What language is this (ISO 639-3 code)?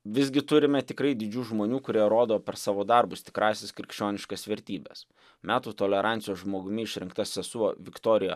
lit